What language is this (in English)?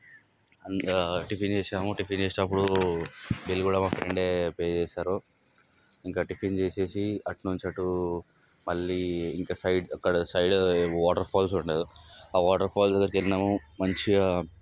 Telugu